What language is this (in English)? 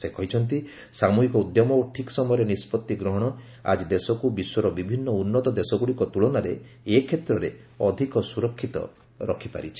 Odia